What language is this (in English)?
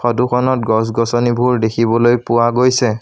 Assamese